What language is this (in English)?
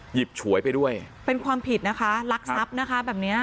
Thai